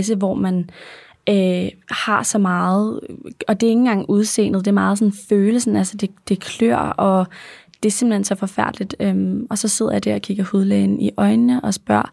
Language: Danish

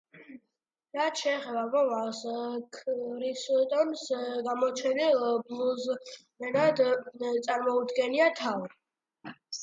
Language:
Georgian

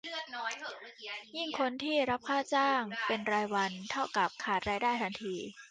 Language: Thai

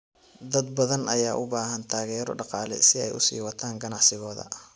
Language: Somali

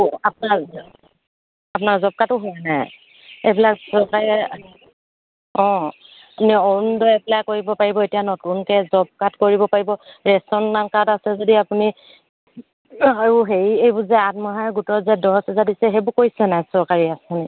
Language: Assamese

